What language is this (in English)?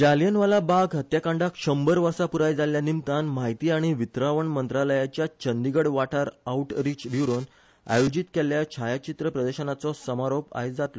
Konkani